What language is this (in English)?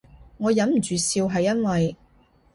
Cantonese